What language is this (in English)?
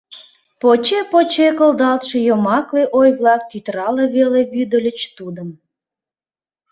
Mari